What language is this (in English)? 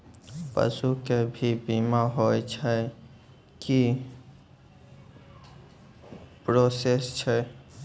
Maithili